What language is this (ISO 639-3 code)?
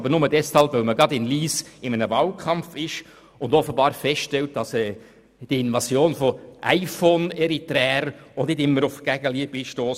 gsw